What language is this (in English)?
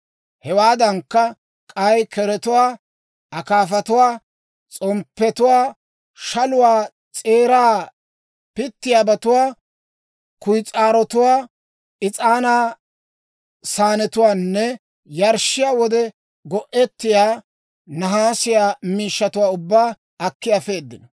Dawro